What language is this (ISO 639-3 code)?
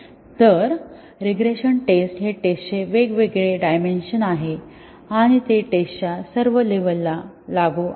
mar